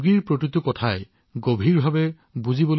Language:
Assamese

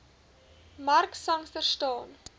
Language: Afrikaans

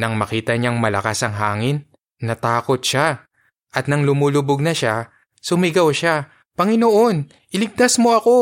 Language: Filipino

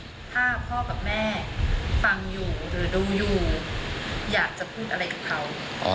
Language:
Thai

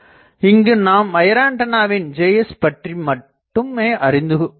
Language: Tamil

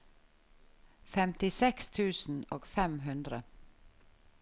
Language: Norwegian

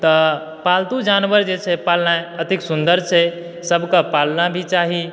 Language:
Maithili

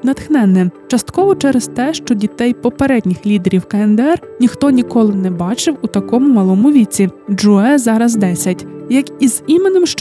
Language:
Ukrainian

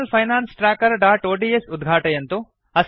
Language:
Sanskrit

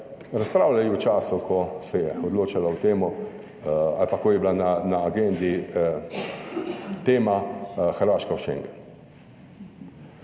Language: Slovenian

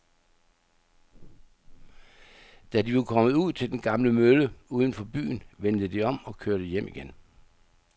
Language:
Danish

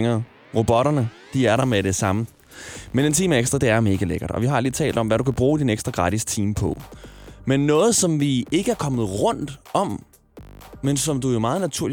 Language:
Danish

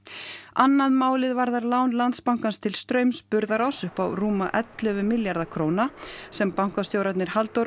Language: Icelandic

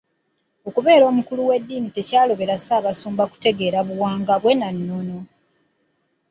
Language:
Ganda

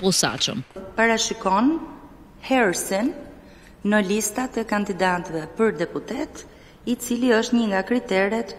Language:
Romanian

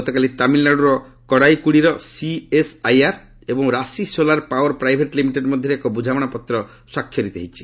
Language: Odia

